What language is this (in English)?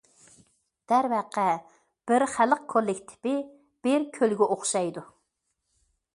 Uyghur